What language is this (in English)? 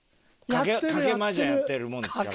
Japanese